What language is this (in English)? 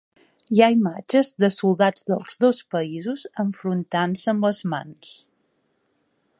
Catalan